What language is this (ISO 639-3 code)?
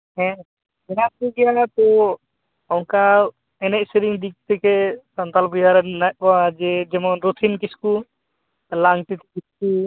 sat